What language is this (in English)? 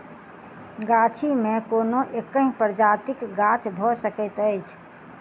Maithili